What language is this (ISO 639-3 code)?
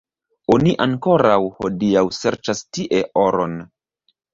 epo